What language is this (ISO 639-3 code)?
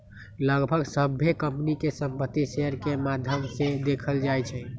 mag